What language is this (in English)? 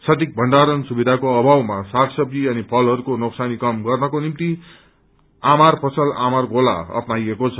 Nepali